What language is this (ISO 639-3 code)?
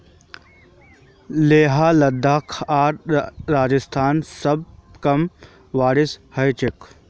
mag